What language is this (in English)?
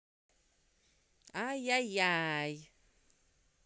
Russian